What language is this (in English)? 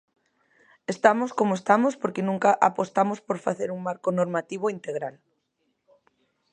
Galician